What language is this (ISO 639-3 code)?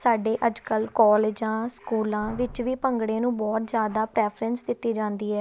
pan